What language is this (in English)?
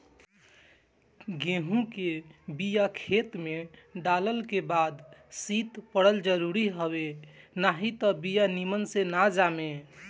Bhojpuri